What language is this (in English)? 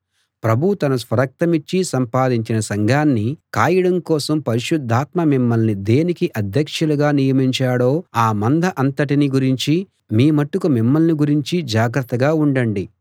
Telugu